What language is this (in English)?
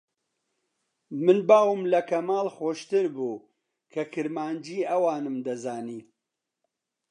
Central Kurdish